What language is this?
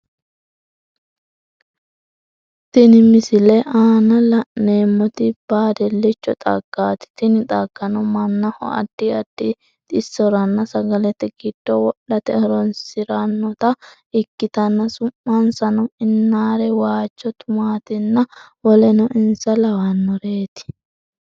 Sidamo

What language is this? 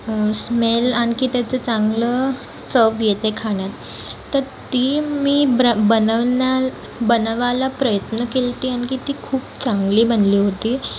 Marathi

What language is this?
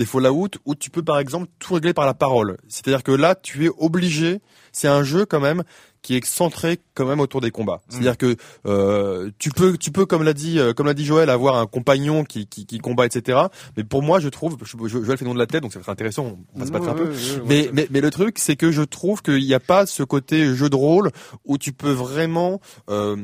French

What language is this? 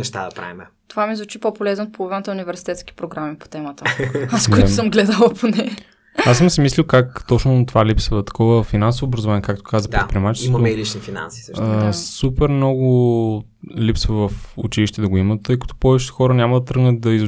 Bulgarian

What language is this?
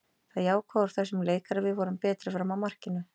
Icelandic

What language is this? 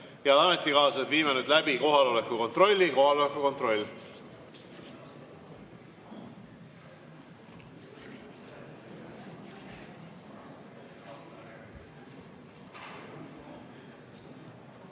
Estonian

